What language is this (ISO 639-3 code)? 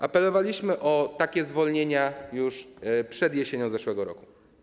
pol